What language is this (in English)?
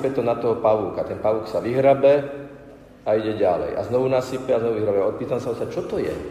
Slovak